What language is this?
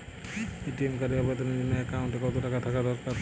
Bangla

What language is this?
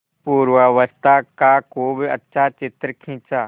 Hindi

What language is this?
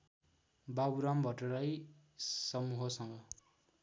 Nepali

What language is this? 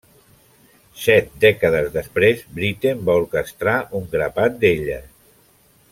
Catalan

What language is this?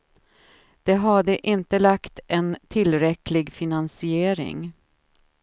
Swedish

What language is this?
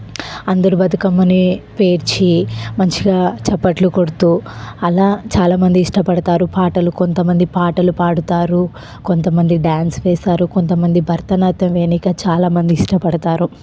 Telugu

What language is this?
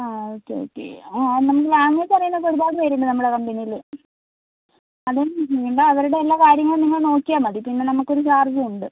Malayalam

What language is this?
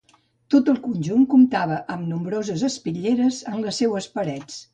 Catalan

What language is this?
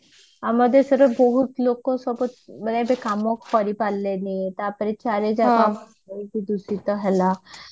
Odia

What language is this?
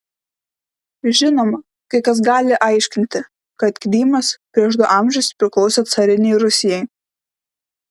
Lithuanian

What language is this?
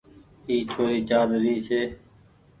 Goaria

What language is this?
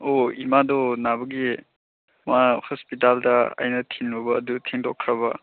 Manipuri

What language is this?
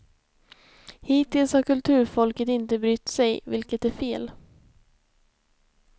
Swedish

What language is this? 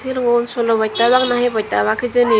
Chakma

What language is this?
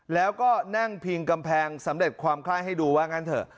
Thai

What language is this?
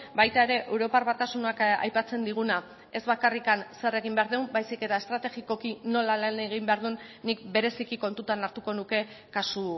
Basque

